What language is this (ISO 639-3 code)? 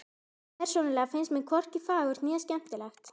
isl